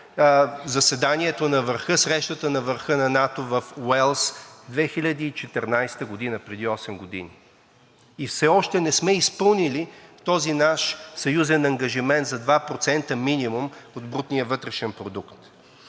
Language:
Bulgarian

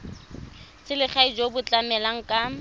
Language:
Tswana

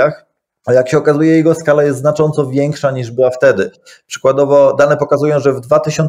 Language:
Polish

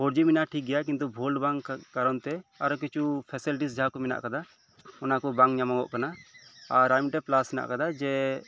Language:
Santali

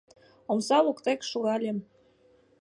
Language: Mari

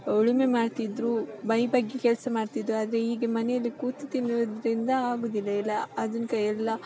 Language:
Kannada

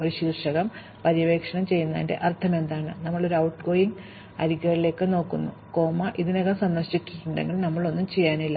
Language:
Malayalam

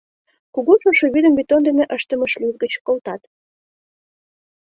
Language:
Mari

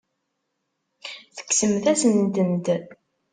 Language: Kabyle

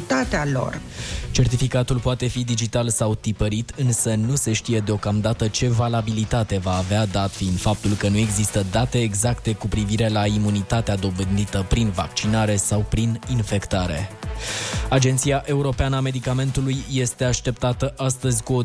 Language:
Romanian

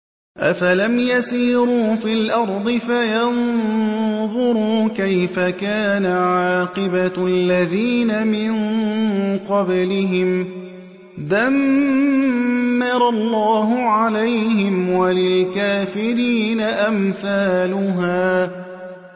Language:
Arabic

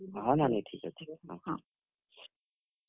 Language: Odia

